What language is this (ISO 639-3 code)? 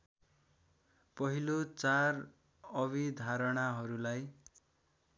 nep